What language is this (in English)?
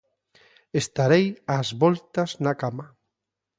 Galician